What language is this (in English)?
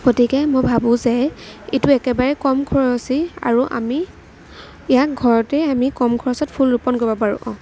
Assamese